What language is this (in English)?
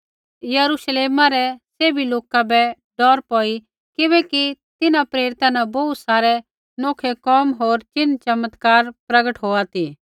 Kullu Pahari